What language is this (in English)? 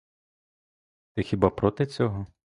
Ukrainian